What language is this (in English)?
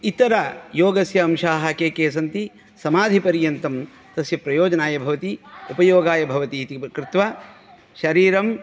Sanskrit